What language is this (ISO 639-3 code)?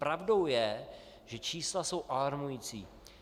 ces